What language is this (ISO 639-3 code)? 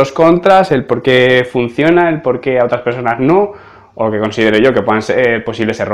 spa